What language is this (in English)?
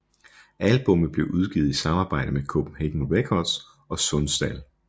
Danish